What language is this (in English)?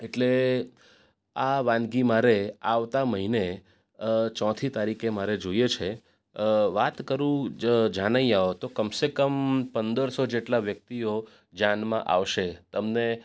Gujarati